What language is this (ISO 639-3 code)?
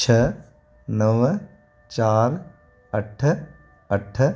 snd